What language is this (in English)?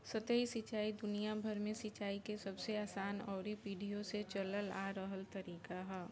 Bhojpuri